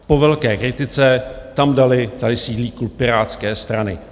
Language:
Czech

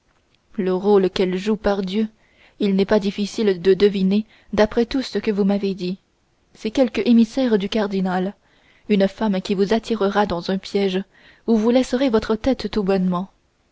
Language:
French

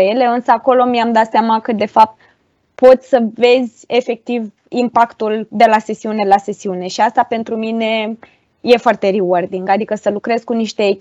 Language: Romanian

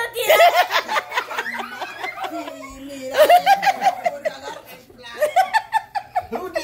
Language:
Romanian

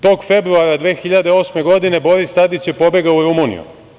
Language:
Serbian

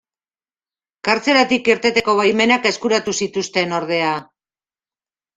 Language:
Basque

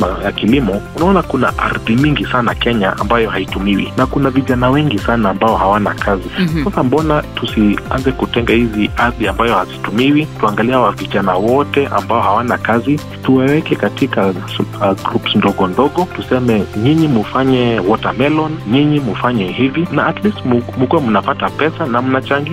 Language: Swahili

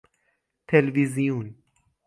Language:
Persian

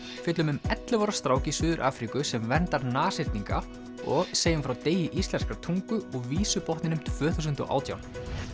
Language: Icelandic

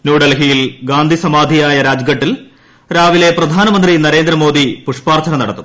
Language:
Malayalam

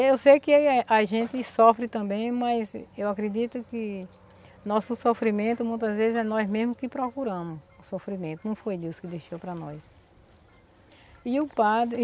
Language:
Portuguese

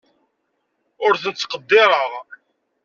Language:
Kabyle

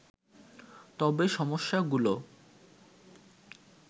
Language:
Bangla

